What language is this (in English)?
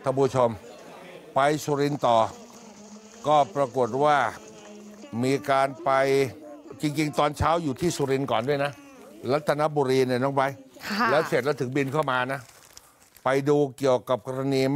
Thai